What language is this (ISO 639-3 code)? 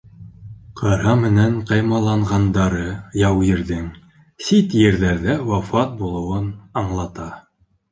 bak